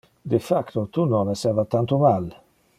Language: Interlingua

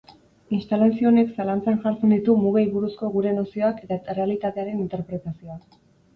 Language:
Basque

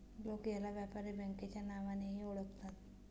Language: Marathi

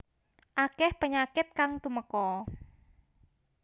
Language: Javanese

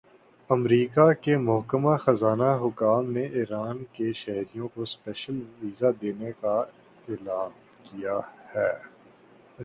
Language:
Urdu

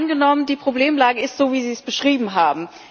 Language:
German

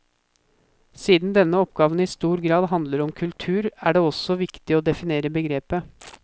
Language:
Norwegian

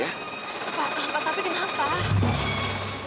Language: Indonesian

